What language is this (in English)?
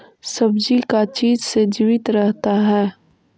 Magahi